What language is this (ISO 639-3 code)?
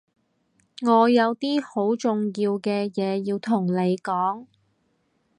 yue